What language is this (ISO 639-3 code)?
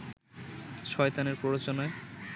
ben